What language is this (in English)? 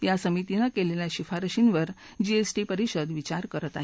Marathi